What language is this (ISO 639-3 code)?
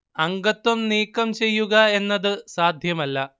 mal